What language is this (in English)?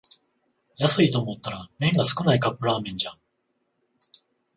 Japanese